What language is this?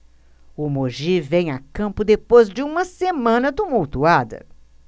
Portuguese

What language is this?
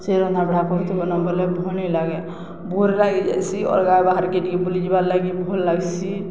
Odia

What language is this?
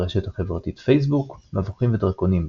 Hebrew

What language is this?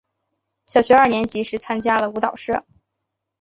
Chinese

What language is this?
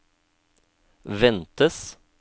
Norwegian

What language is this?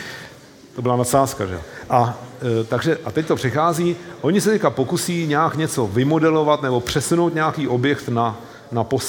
Czech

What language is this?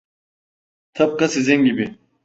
Turkish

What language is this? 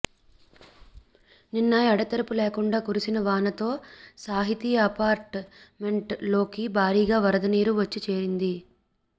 Telugu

